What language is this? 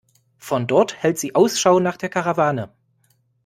German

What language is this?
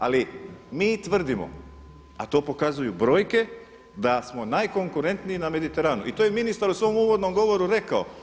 Croatian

